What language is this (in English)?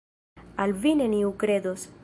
Esperanto